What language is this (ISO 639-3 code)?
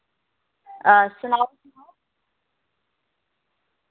doi